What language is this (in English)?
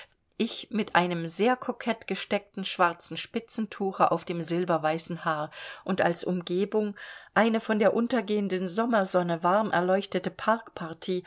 German